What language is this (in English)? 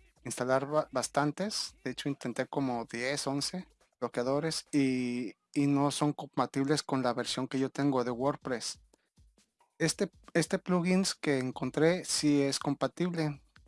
Spanish